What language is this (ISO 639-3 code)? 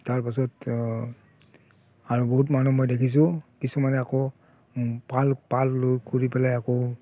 asm